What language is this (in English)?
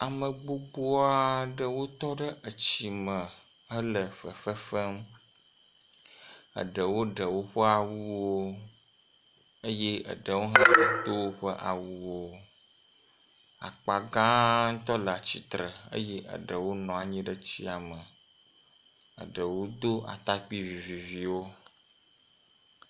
Ewe